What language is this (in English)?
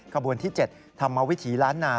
Thai